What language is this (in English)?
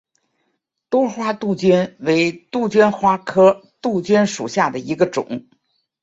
Chinese